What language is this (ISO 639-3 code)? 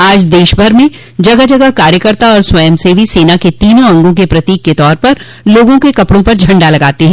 hin